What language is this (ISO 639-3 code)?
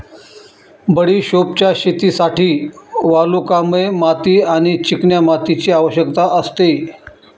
mar